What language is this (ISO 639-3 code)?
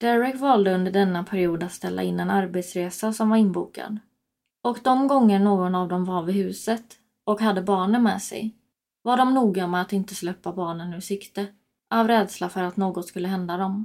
swe